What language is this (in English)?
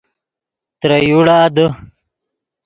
Yidgha